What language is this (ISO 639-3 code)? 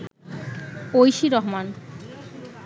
ben